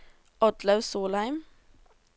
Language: Norwegian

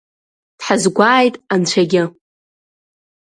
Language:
Abkhazian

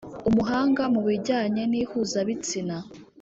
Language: Kinyarwanda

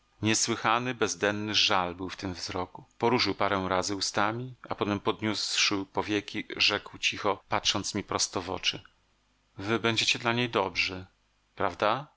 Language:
Polish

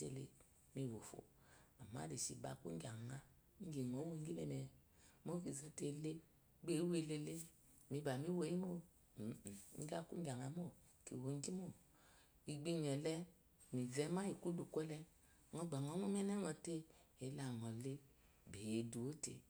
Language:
Eloyi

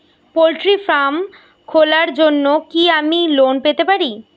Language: Bangla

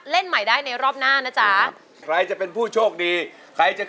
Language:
Thai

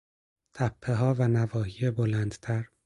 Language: Persian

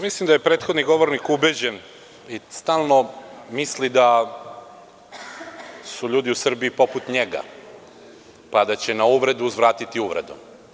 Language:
Serbian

